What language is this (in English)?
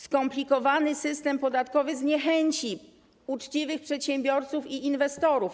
Polish